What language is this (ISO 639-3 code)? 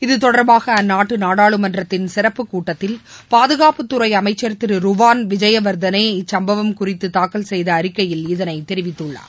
tam